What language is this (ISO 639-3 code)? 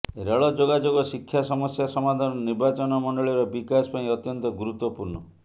ori